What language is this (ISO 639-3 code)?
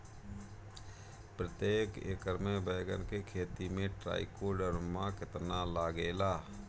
bho